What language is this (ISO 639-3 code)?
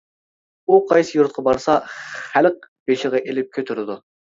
uig